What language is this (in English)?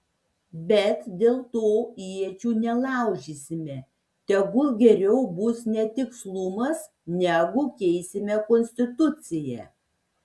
Lithuanian